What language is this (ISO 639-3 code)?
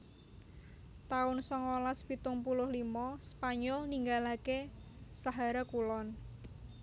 jav